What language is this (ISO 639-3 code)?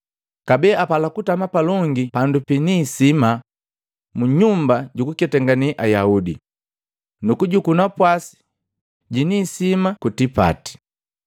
mgv